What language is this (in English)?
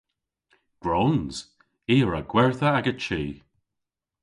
Cornish